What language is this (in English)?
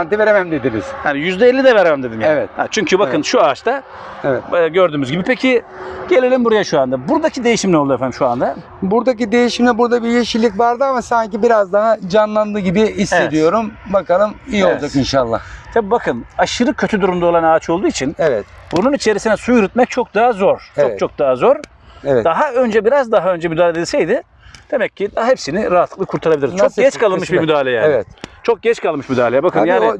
Turkish